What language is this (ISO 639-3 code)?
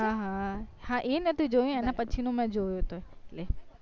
guj